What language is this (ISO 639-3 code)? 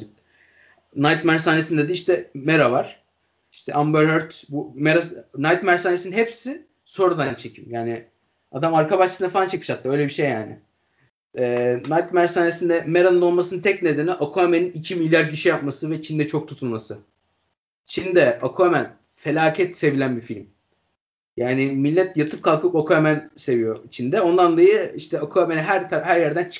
tur